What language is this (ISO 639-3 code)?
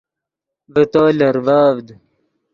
ydg